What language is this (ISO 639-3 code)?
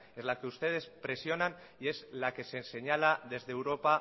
spa